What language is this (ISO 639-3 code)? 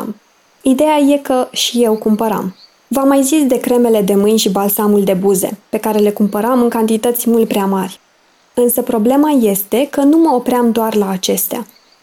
ron